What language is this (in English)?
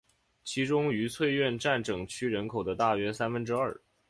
Chinese